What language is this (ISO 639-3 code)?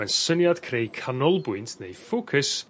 cym